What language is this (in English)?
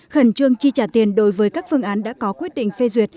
Vietnamese